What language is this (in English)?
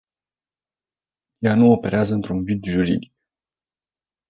Romanian